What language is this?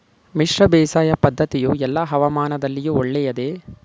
Kannada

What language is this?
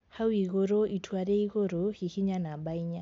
Kikuyu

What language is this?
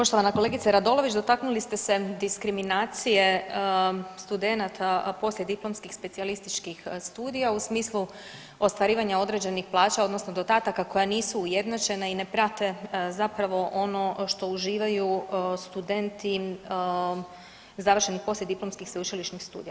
Croatian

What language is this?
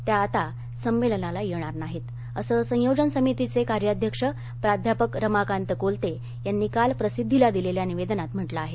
Marathi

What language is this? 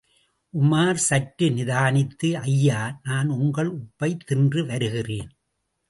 Tamil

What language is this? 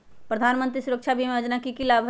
Magahi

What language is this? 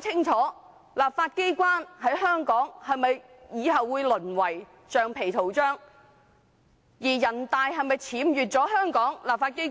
Cantonese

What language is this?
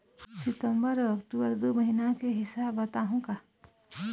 Chhattisgarhi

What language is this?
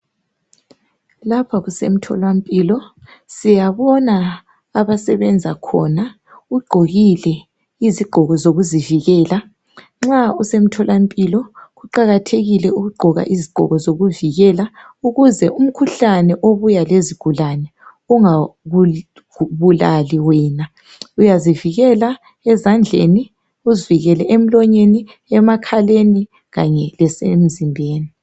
North Ndebele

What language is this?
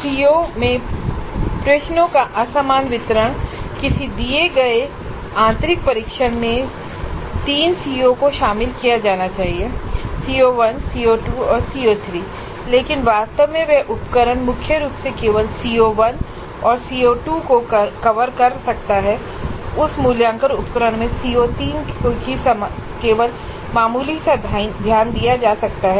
Hindi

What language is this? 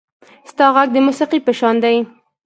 Pashto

